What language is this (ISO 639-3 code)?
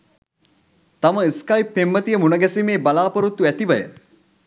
sin